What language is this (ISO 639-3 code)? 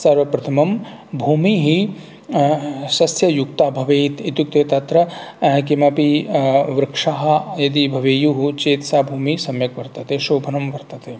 san